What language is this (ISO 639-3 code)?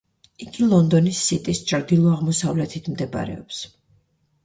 kat